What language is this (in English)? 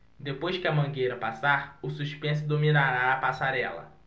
Portuguese